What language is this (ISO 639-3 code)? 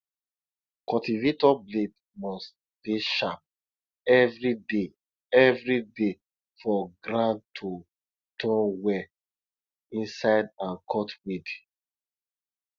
pcm